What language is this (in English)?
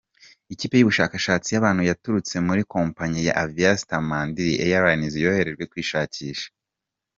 Kinyarwanda